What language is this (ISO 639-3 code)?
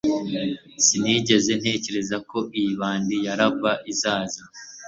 kin